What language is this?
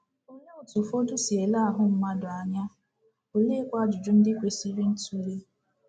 Igbo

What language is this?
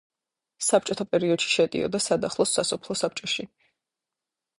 Georgian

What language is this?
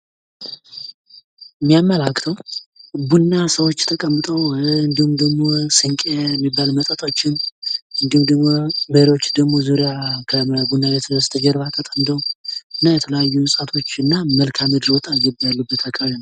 Amharic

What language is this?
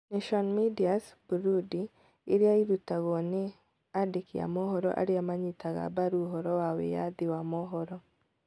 Kikuyu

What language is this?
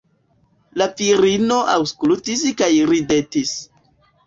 Esperanto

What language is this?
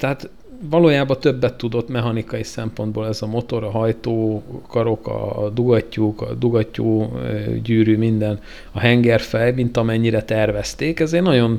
Hungarian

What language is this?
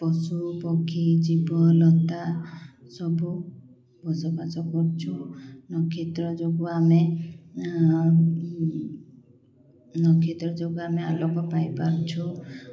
Odia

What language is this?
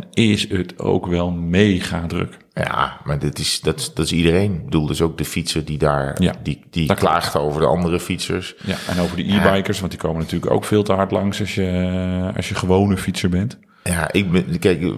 Dutch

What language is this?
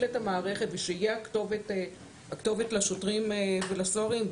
Hebrew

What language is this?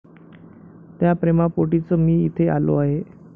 Marathi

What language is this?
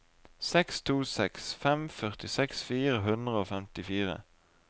Norwegian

